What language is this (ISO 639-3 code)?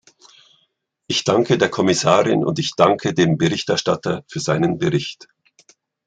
deu